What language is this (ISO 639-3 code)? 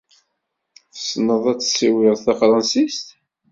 kab